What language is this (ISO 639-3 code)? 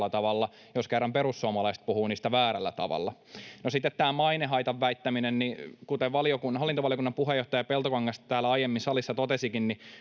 fin